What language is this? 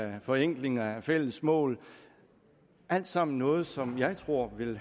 Danish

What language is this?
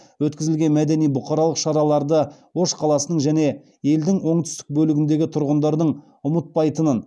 Kazakh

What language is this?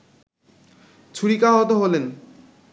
Bangla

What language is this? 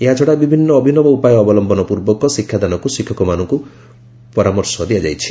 Odia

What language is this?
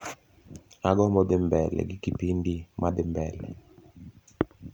Luo (Kenya and Tanzania)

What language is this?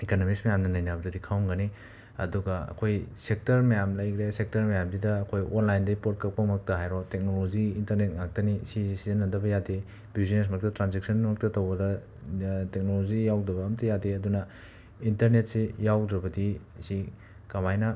Manipuri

